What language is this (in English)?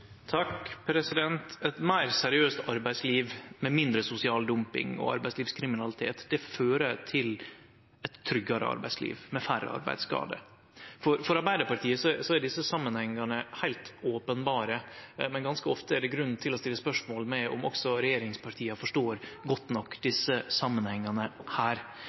Norwegian